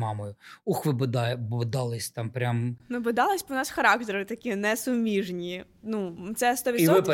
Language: Ukrainian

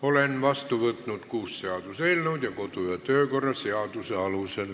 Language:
Estonian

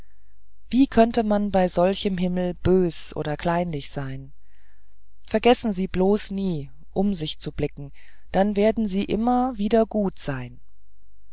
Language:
German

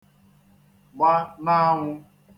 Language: Igbo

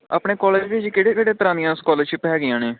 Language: Punjabi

